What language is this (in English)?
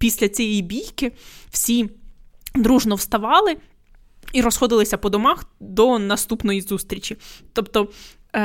Ukrainian